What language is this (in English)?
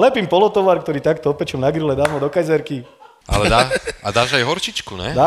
Slovak